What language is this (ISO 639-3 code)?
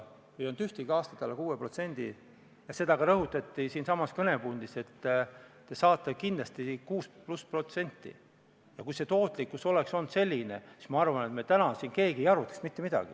est